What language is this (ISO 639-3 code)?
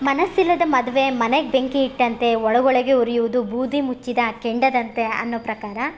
kan